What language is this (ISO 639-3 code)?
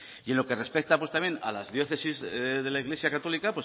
spa